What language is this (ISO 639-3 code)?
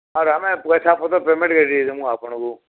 ori